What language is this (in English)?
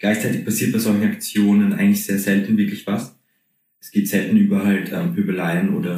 German